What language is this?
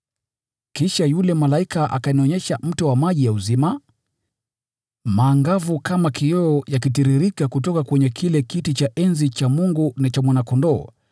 Swahili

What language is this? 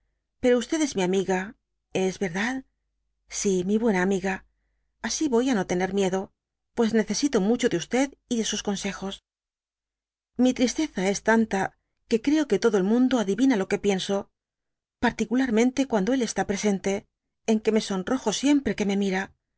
Spanish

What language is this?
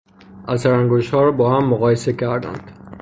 Persian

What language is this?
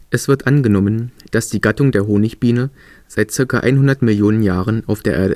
German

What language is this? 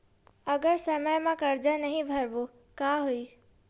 Chhattisgarhi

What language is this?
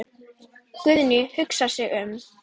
Icelandic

